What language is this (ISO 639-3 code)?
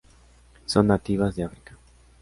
spa